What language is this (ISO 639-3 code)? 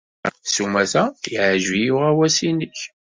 kab